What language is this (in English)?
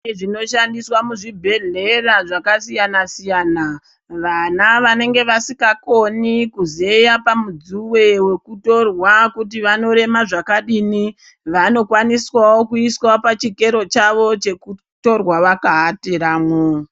Ndau